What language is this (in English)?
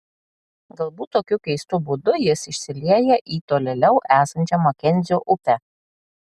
Lithuanian